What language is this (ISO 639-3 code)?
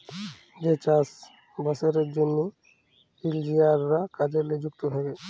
ben